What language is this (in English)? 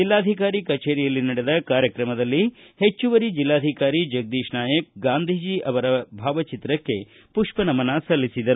Kannada